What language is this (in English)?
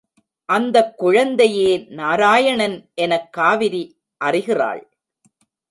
Tamil